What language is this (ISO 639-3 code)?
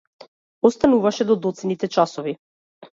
mkd